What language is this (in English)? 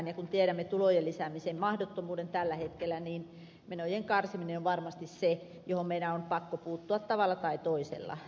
Finnish